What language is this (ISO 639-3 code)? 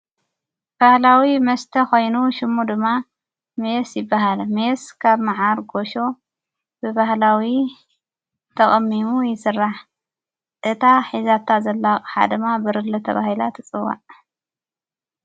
tir